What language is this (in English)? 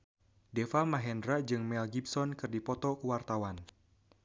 Sundanese